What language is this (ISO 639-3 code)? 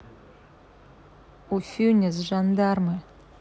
rus